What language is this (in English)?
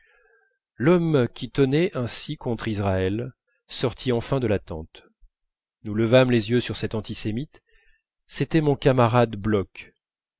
French